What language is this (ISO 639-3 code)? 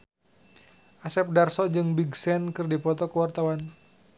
sun